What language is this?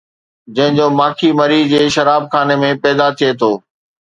Sindhi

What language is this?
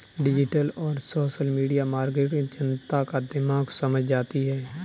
Hindi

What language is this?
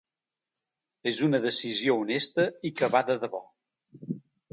Catalan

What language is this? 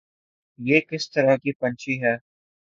Urdu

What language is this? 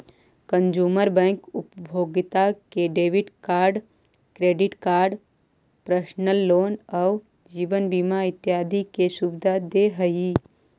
Magahi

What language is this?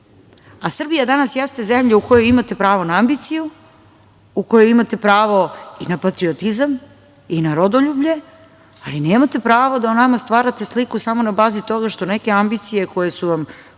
Serbian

